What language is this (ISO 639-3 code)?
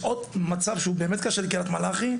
heb